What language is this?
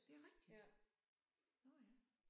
Danish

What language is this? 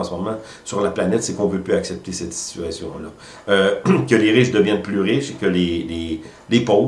French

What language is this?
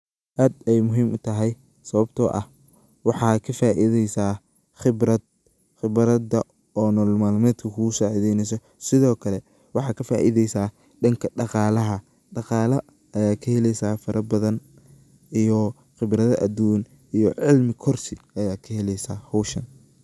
Somali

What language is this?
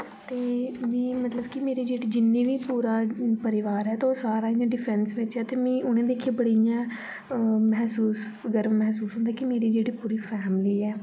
Dogri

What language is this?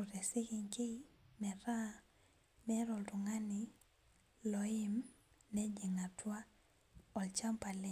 Masai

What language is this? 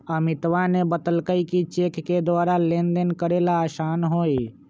Magahi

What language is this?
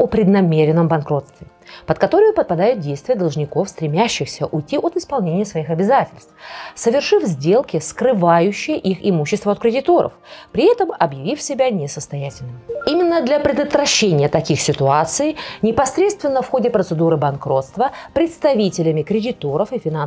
Russian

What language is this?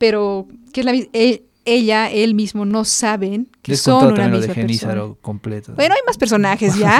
Spanish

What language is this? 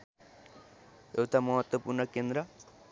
Nepali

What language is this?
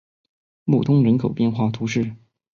Chinese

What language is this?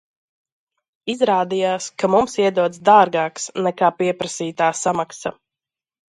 Latvian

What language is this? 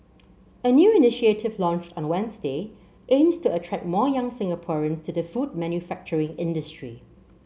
English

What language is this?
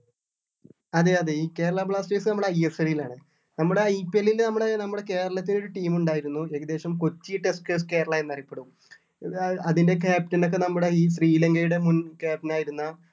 Malayalam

